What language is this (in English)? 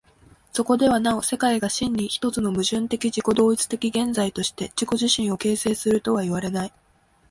Japanese